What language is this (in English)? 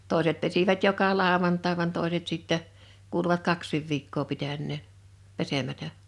Finnish